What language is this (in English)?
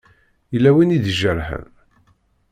Kabyle